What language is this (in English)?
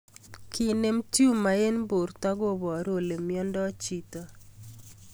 Kalenjin